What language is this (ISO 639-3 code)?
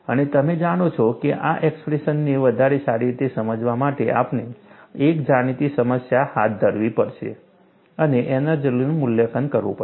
guj